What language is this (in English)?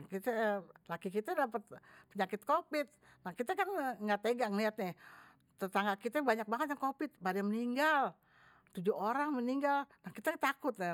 Betawi